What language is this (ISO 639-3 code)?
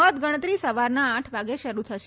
guj